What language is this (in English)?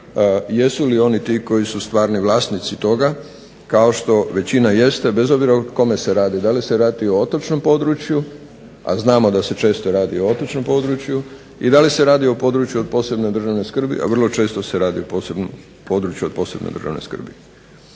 Croatian